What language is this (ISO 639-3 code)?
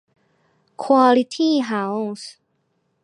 tha